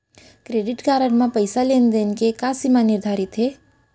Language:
Chhattisgarhi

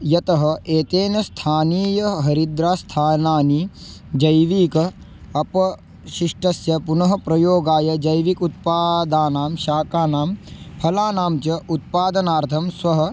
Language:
Sanskrit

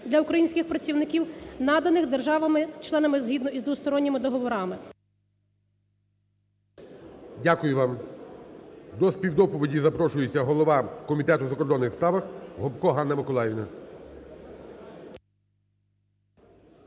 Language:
Ukrainian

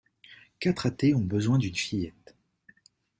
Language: French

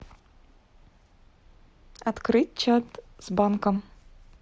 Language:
Russian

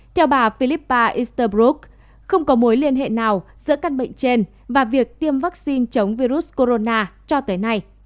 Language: Vietnamese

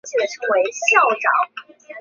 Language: Chinese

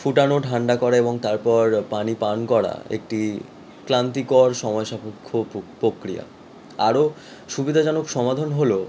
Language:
Bangla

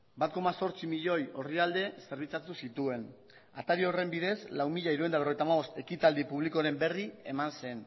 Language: Basque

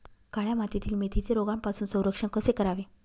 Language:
Marathi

